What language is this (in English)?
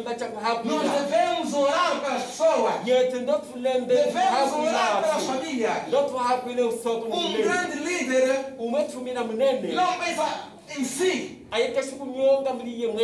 Portuguese